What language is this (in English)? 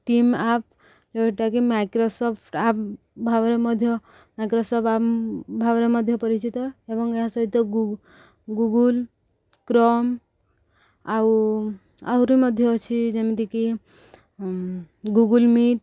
Odia